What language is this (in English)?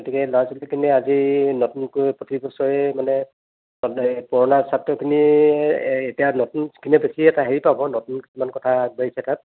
Assamese